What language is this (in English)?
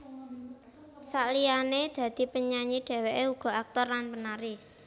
Javanese